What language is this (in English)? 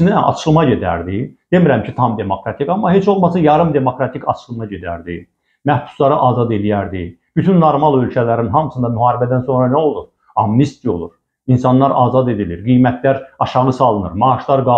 Turkish